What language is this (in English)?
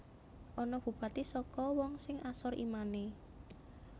Javanese